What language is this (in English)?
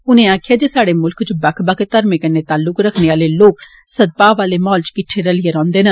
Dogri